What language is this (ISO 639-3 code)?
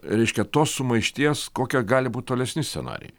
lit